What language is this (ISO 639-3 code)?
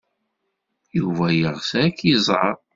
kab